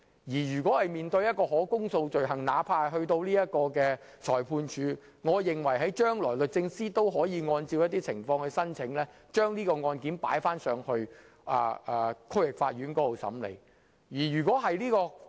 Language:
Cantonese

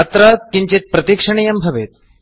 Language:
Sanskrit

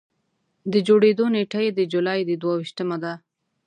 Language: Pashto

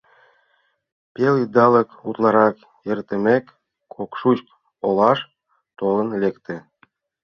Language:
Mari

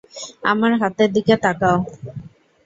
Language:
Bangla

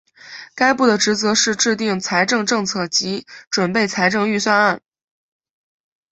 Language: Chinese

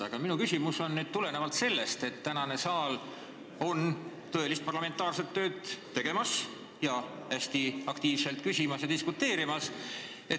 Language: Estonian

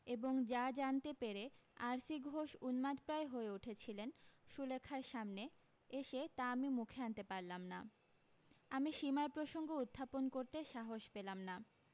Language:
Bangla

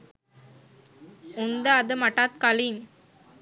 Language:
Sinhala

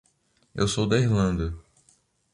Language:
Portuguese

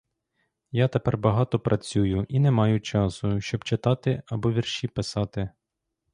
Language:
Ukrainian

